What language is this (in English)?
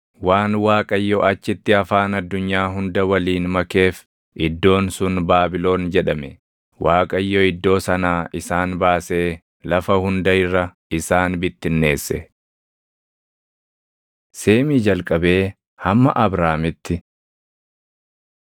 Oromo